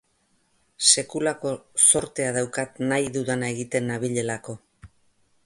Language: Basque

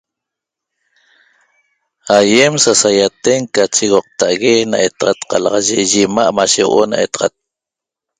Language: Toba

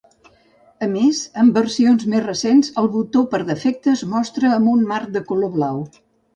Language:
Catalan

